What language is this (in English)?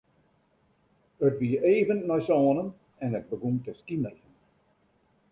Western Frisian